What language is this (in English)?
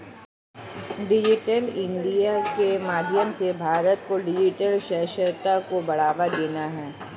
Hindi